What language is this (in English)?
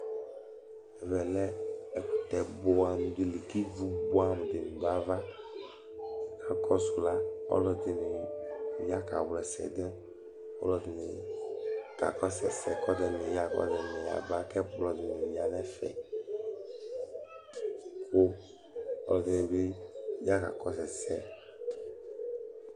Ikposo